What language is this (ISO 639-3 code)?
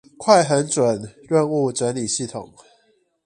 zho